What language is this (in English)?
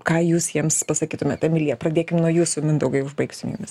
Lithuanian